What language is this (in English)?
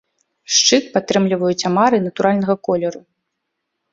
Belarusian